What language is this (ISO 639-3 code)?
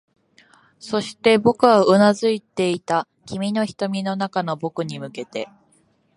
jpn